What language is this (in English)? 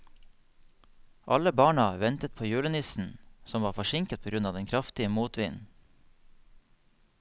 Norwegian